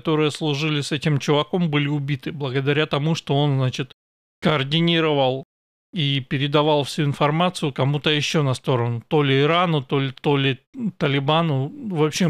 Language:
Russian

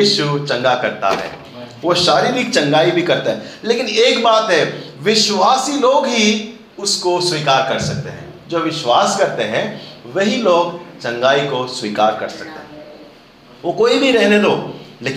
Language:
Hindi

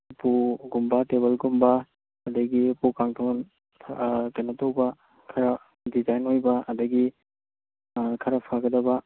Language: Manipuri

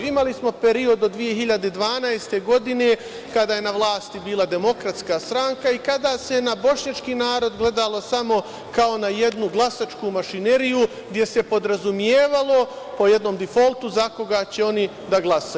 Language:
Serbian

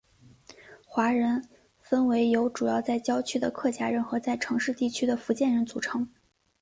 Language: Chinese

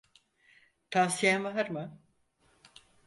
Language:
Turkish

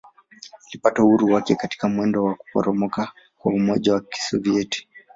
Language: Swahili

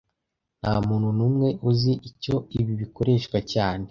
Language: Kinyarwanda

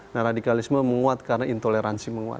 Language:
Indonesian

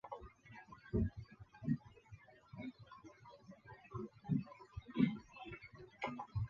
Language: Chinese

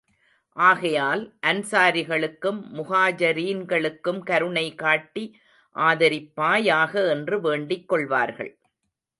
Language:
Tamil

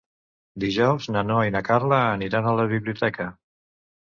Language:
Catalan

